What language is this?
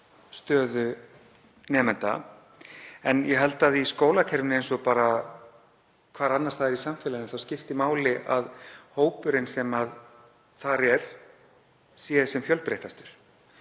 Icelandic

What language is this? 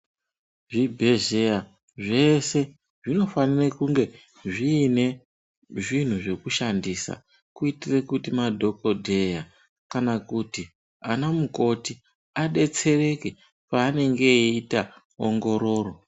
Ndau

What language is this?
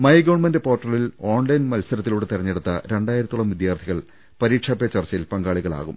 Malayalam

